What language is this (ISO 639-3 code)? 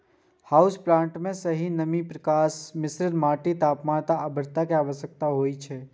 mai